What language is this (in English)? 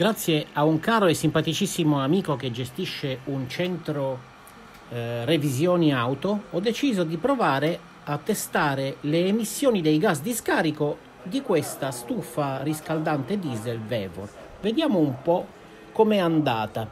Italian